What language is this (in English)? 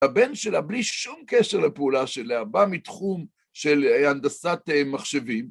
Hebrew